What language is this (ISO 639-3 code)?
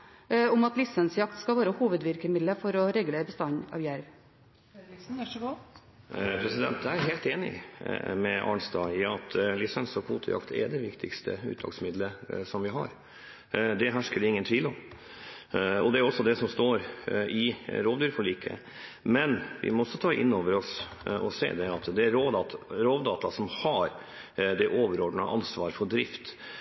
nob